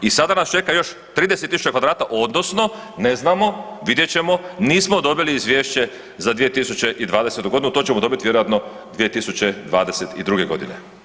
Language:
Croatian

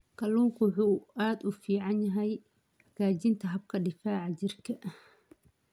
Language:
Somali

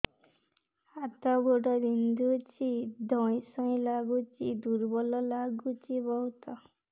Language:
Odia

